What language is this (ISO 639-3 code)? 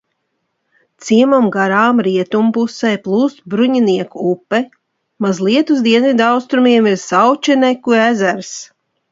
lav